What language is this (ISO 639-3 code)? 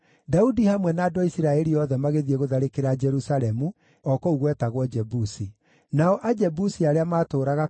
kik